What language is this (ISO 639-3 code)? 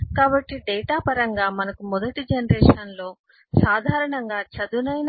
tel